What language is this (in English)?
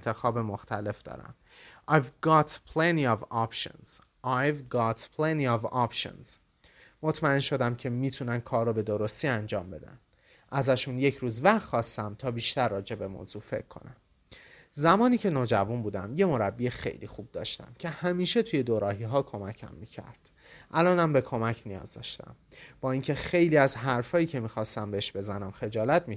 Persian